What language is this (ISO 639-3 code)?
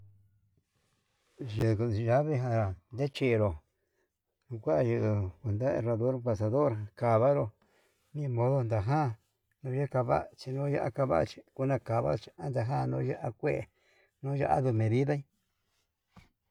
mab